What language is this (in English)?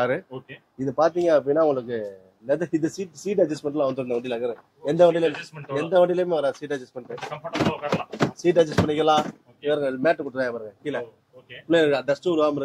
Tamil